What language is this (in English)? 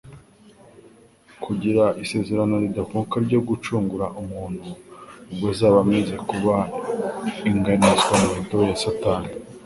Kinyarwanda